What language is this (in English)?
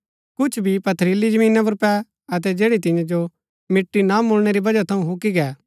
Gaddi